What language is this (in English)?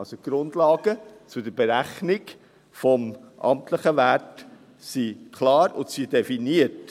Swiss German